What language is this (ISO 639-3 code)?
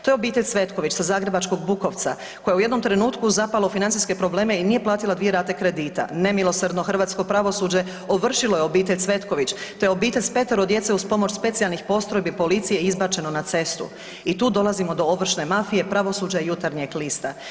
hrv